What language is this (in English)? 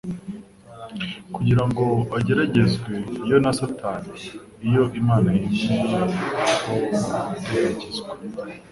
Kinyarwanda